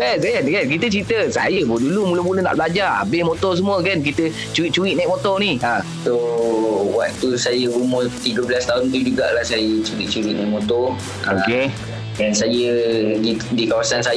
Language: Malay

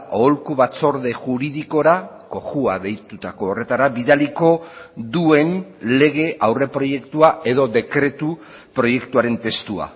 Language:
Basque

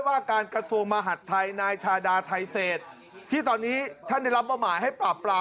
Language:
Thai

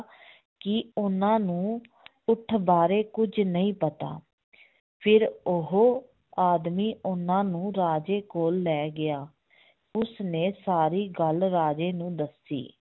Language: Punjabi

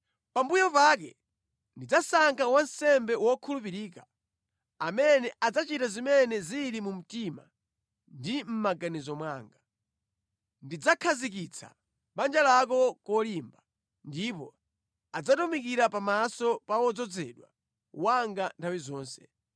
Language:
Nyanja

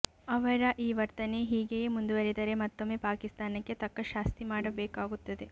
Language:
Kannada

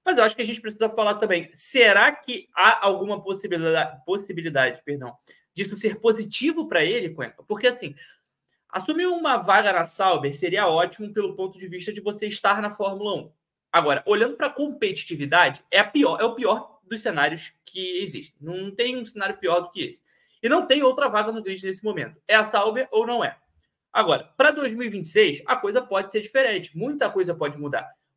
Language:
Portuguese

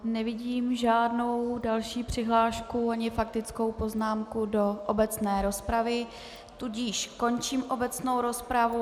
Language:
Czech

